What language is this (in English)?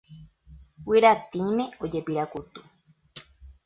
Guarani